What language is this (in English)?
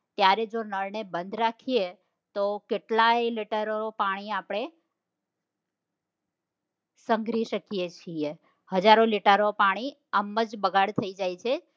Gujarati